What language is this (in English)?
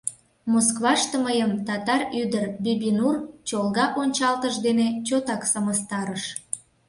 Mari